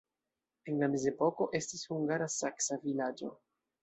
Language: Esperanto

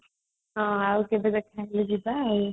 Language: Odia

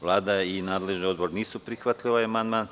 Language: Serbian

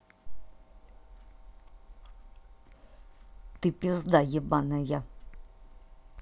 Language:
Russian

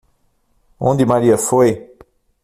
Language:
Portuguese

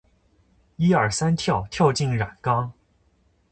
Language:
Chinese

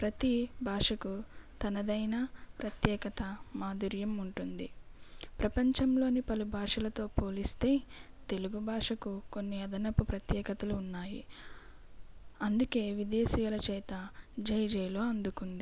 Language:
Telugu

